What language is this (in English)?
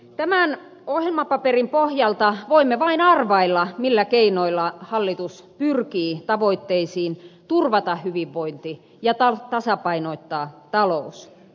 Finnish